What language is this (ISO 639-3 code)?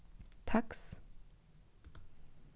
fao